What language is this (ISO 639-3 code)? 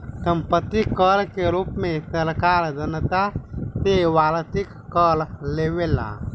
bho